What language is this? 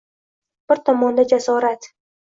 Uzbek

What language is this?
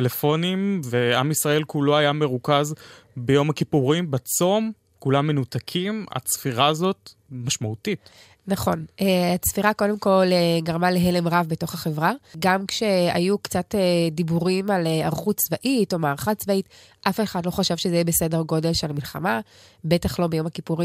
Hebrew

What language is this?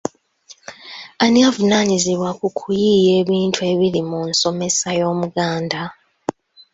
Ganda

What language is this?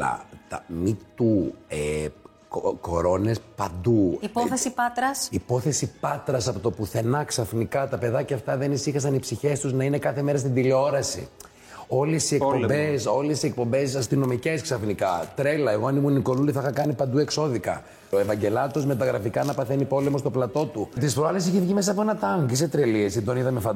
Greek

